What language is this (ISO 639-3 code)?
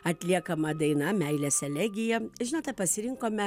lit